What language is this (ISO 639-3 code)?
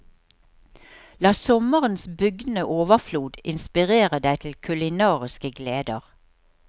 nor